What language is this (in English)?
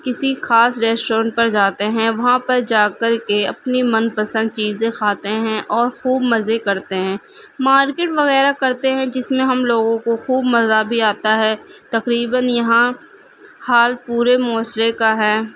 Urdu